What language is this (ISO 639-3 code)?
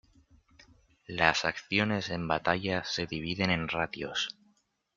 spa